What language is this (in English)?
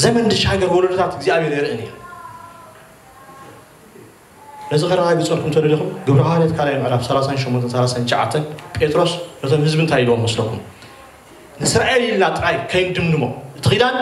Arabic